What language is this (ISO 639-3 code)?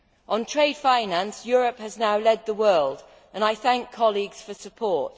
eng